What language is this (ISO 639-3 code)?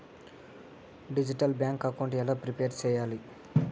tel